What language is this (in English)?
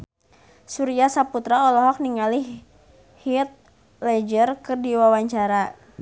Sundanese